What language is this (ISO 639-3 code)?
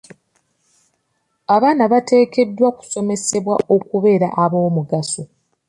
lug